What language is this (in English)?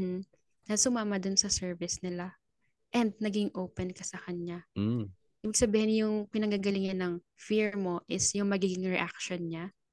Filipino